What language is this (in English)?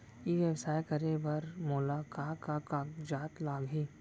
Chhattisgarhi